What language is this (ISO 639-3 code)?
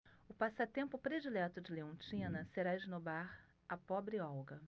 por